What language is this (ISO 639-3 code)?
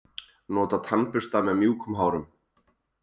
isl